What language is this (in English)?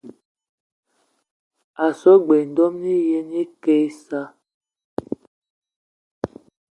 Eton (Cameroon)